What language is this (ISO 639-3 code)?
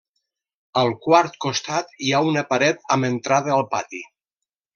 cat